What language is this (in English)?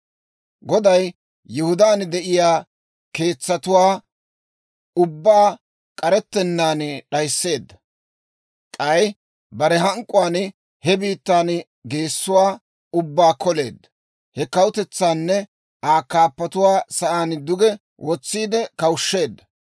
Dawro